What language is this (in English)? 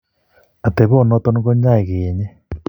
Kalenjin